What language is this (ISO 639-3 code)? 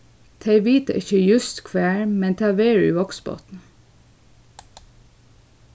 fao